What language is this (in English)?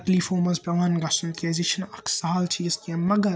Kashmiri